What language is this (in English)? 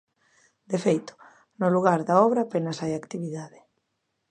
Galician